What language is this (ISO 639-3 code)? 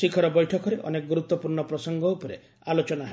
ori